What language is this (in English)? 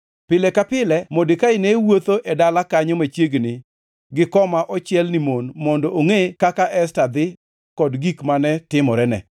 Luo (Kenya and Tanzania)